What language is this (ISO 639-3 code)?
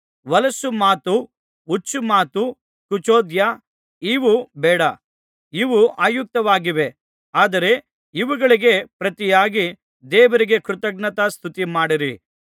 kan